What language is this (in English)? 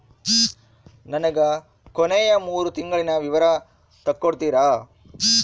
Kannada